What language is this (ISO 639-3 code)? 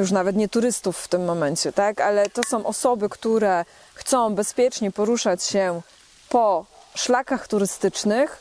pol